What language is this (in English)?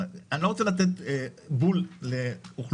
Hebrew